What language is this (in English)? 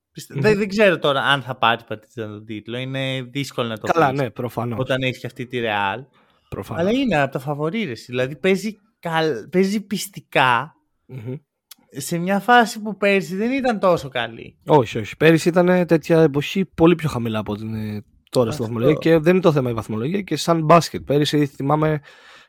Greek